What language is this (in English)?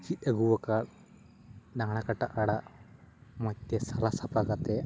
Santali